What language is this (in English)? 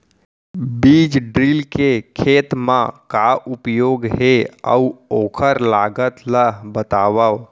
Chhattisgarhi